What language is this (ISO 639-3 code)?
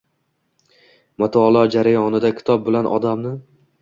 uzb